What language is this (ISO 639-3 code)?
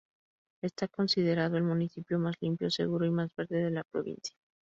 spa